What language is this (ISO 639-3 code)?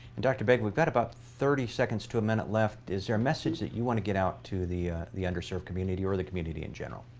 eng